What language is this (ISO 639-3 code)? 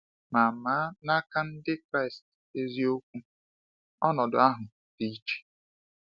ibo